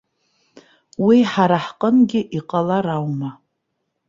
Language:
Abkhazian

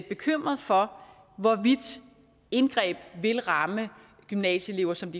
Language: Danish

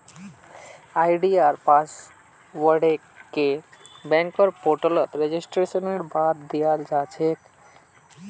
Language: Magahi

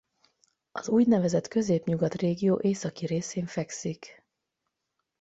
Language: Hungarian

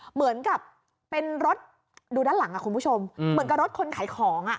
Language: Thai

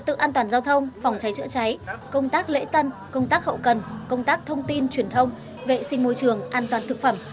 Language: Vietnamese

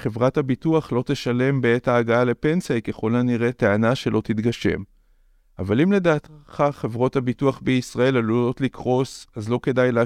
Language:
Hebrew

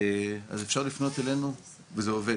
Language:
Hebrew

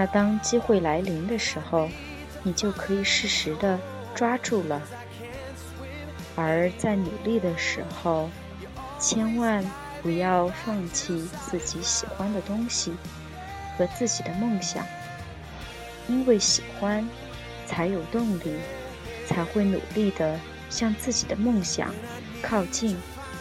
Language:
Chinese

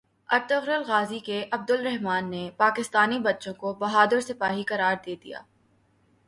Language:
Urdu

